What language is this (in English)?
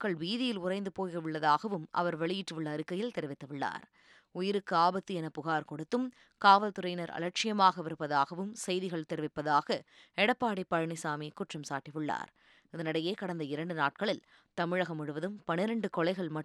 Tamil